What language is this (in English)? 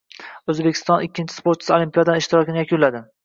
Uzbek